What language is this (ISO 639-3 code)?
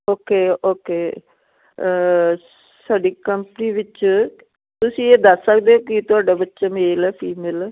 pan